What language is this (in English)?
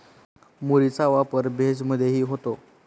Marathi